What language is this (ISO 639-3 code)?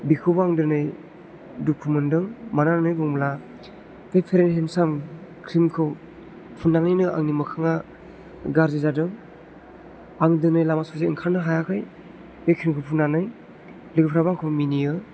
brx